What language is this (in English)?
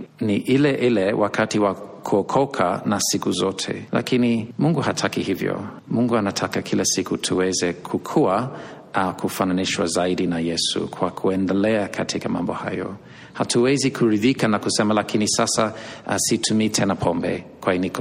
Swahili